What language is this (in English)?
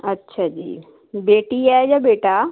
Punjabi